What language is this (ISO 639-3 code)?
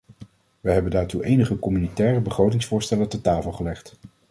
nld